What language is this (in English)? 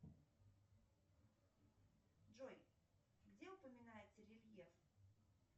Russian